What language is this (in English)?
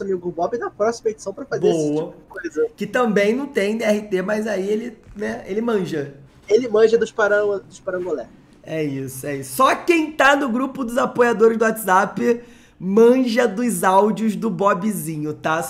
Portuguese